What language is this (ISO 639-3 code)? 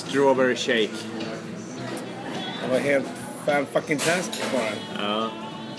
swe